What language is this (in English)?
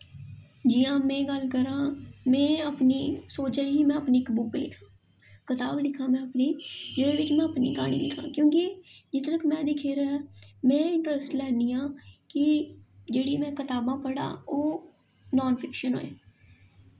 Dogri